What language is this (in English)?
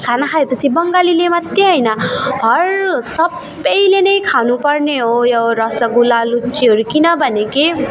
Nepali